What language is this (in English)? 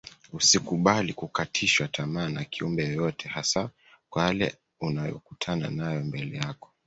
Swahili